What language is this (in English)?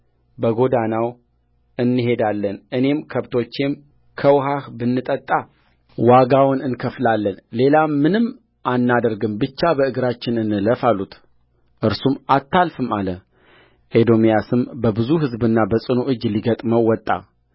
Amharic